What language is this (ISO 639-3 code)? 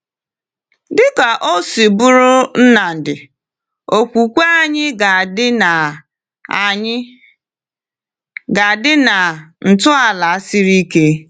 ibo